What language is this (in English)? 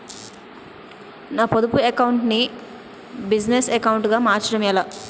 Telugu